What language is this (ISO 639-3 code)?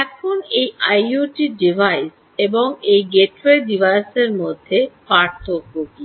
ben